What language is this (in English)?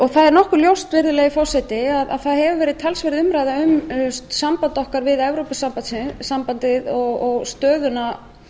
Icelandic